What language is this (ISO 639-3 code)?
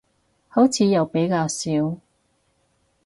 yue